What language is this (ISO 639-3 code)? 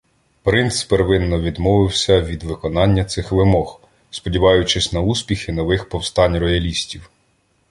ukr